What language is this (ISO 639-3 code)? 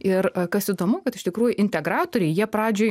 lit